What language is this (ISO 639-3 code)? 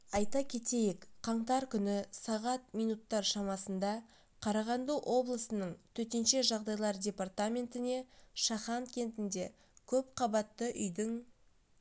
kaz